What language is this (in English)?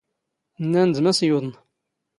Standard Moroccan Tamazight